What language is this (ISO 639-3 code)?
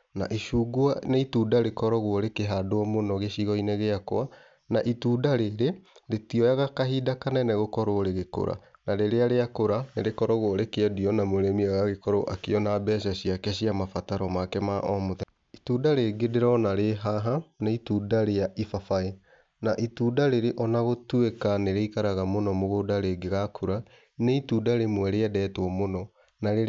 kik